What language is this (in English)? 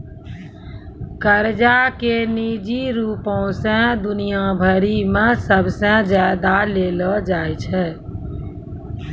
Maithili